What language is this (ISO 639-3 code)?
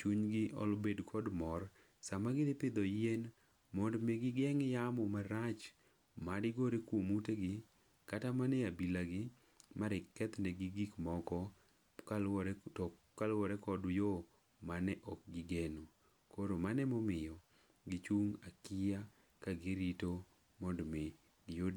luo